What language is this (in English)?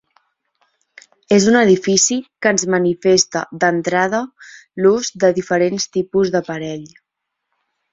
Catalan